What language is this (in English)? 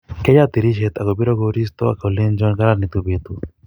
Kalenjin